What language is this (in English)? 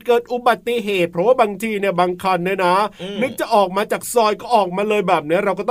Thai